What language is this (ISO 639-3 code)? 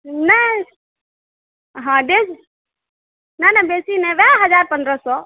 mai